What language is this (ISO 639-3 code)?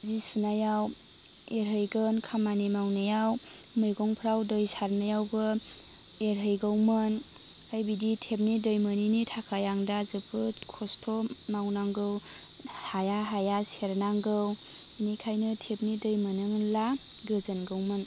brx